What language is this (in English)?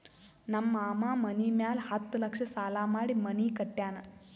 Kannada